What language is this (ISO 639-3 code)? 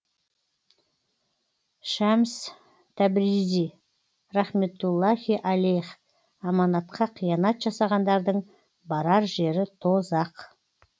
kaz